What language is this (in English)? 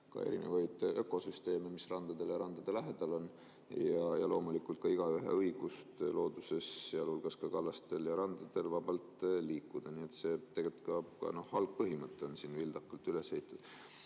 Estonian